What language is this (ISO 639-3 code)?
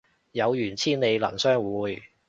yue